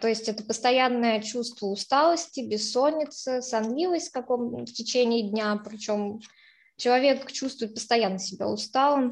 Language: Russian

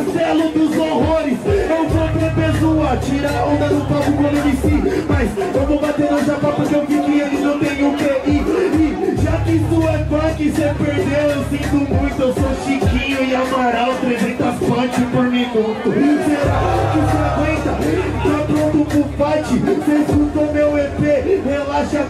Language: Portuguese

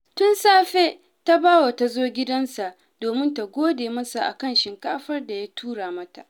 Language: Hausa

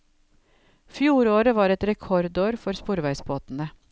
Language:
Norwegian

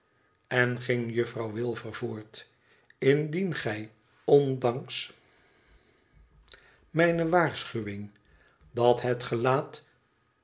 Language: Dutch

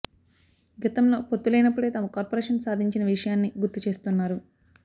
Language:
Telugu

